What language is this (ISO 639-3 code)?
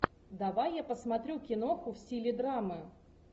rus